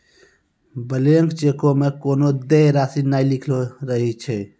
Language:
Maithili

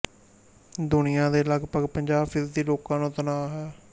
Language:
Punjabi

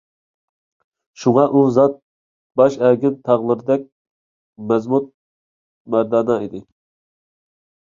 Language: Uyghur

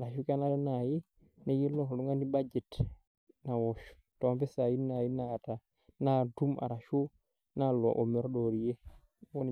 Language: Masai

